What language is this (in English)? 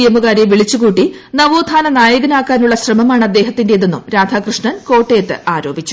Malayalam